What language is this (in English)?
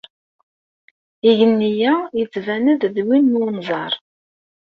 Kabyle